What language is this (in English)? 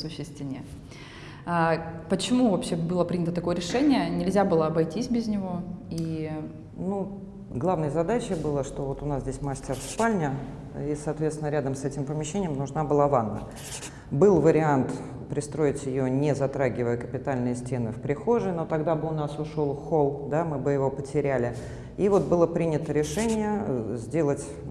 Russian